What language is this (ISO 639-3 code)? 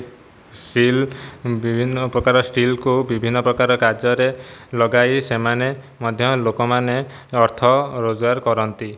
ori